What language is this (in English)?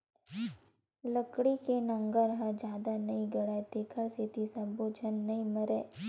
Chhattisgarhi